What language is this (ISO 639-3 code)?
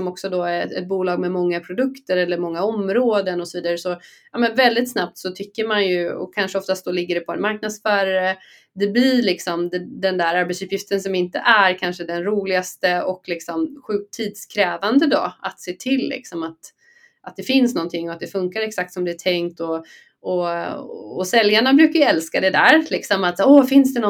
swe